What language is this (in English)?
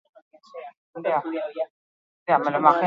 Basque